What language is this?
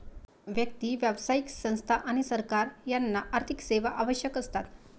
Marathi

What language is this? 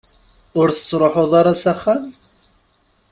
Kabyle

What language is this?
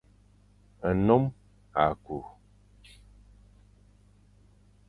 Fang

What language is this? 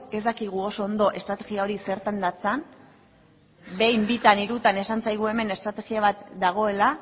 Basque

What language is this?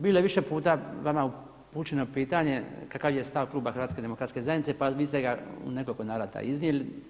Croatian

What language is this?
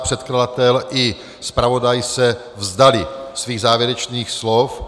Czech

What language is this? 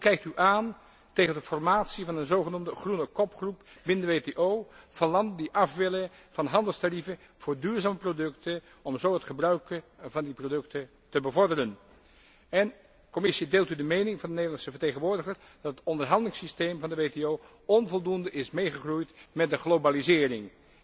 Dutch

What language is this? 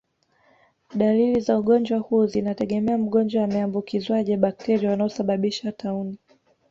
Swahili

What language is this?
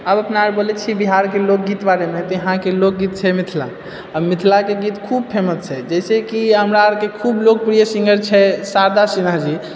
Maithili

